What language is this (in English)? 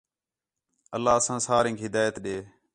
Khetrani